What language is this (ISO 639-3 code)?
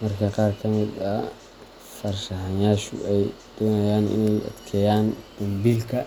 som